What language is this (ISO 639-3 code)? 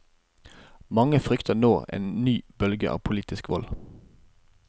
nor